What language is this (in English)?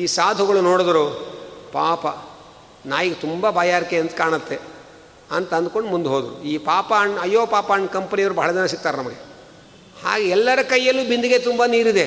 Kannada